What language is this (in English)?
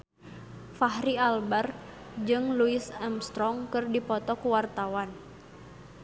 Sundanese